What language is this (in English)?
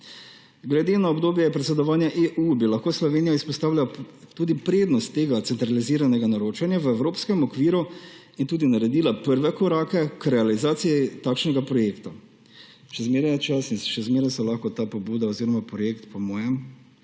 Slovenian